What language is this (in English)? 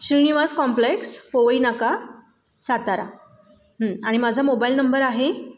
Marathi